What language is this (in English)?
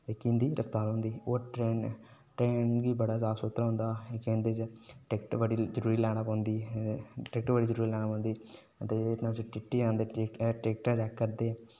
Dogri